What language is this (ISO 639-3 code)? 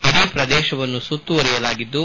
kan